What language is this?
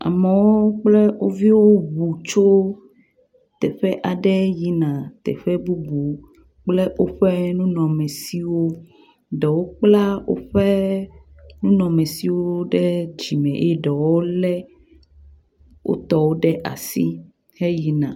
Ewe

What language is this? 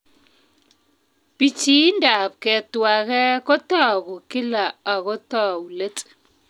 Kalenjin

